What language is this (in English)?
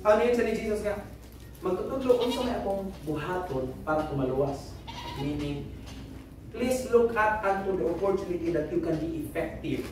Filipino